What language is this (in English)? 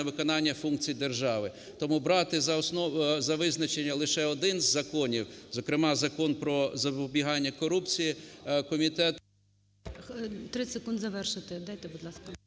Ukrainian